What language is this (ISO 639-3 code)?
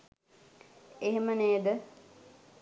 sin